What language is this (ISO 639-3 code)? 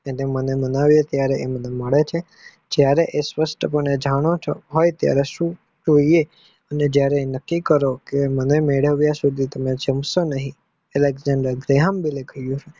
guj